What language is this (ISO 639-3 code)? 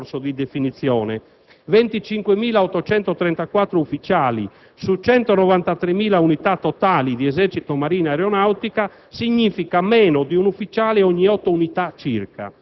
ita